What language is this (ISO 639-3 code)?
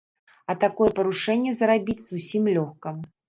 bel